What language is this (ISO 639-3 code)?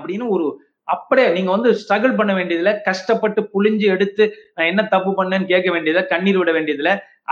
tam